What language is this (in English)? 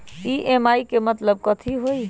Magahi